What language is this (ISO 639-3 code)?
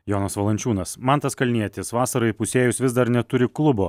lit